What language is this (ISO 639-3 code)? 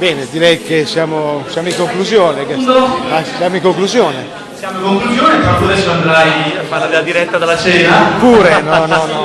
ita